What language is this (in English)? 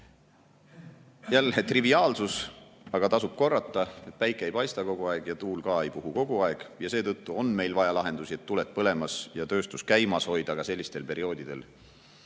Estonian